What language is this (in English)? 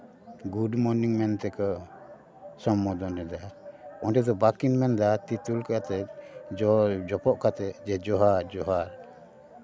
Santali